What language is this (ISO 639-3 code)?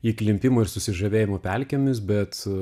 lit